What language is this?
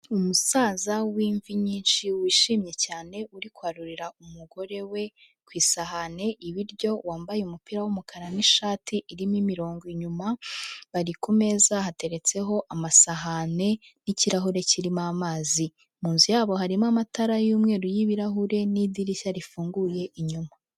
Kinyarwanda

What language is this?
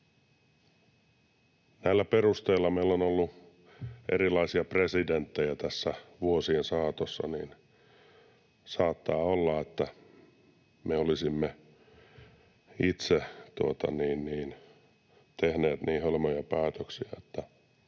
Finnish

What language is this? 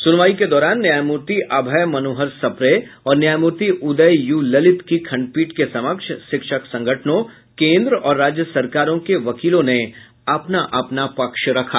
Hindi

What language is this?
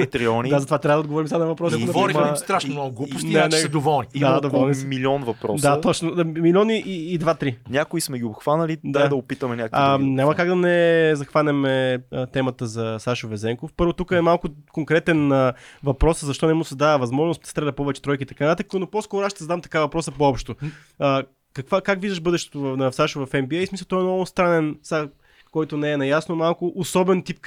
Bulgarian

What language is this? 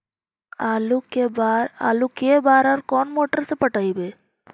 Magahi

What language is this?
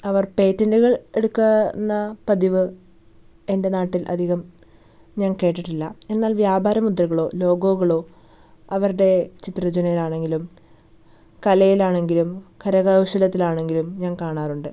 Malayalam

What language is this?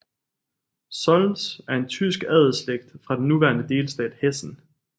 Danish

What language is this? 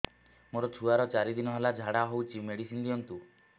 Odia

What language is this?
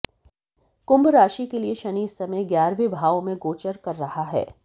Hindi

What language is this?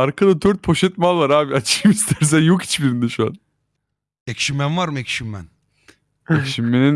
Turkish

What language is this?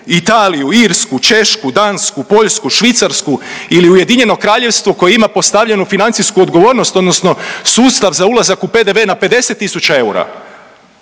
Croatian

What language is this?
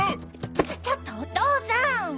Japanese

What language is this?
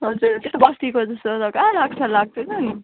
Nepali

